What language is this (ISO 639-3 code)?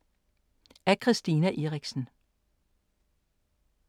dan